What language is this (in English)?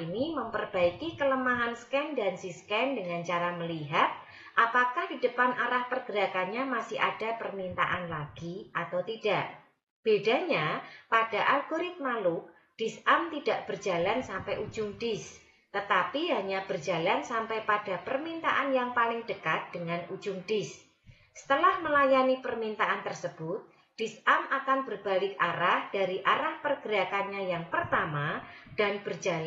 Indonesian